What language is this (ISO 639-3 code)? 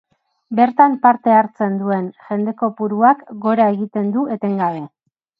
eus